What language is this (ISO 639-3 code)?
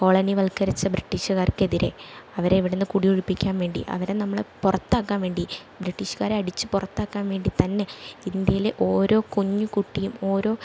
mal